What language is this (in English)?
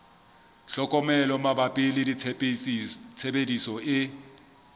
Southern Sotho